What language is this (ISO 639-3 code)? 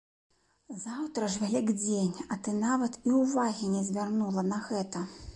bel